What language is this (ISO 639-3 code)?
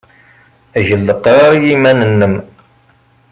kab